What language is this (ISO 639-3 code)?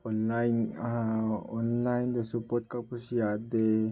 mni